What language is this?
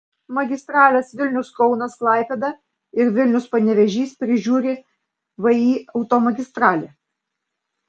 Lithuanian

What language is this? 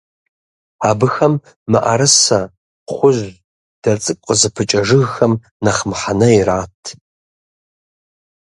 Kabardian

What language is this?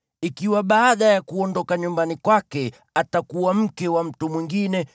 Swahili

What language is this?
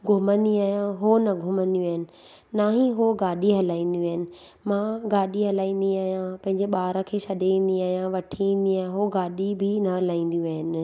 Sindhi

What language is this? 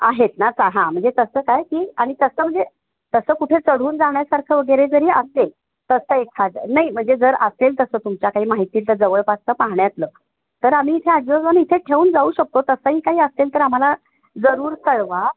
Marathi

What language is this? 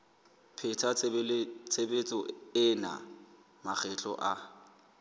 Southern Sotho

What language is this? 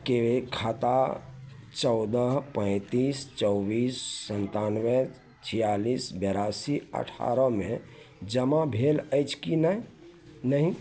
Maithili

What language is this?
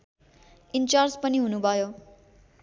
Nepali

